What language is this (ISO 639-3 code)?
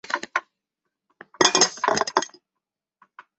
zho